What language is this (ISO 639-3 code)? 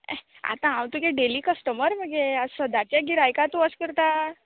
kok